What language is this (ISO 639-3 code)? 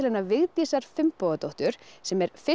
isl